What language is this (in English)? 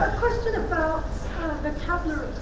English